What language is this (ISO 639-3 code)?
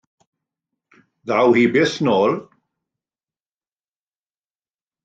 cym